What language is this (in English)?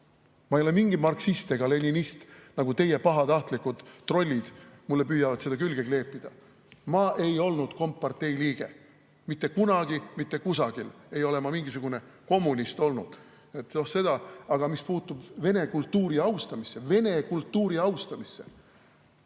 Estonian